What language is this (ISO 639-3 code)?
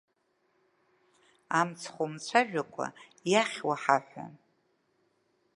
abk